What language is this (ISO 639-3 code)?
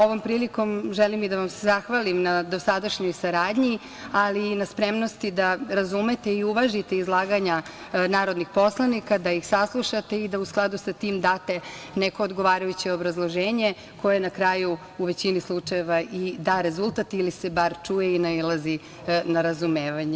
srp